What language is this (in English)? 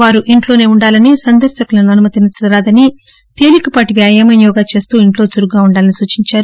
Telugu